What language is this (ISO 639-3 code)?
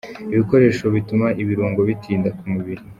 kin